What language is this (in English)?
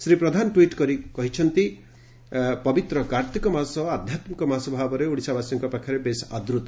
Odia